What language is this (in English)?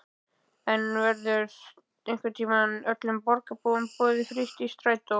Icelandic